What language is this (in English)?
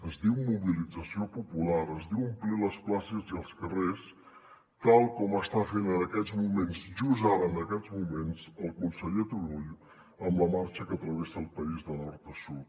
Catalan